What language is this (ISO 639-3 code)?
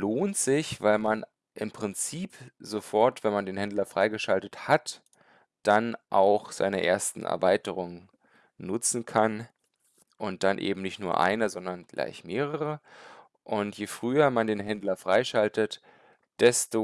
deu